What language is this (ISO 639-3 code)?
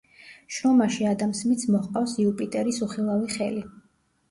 kat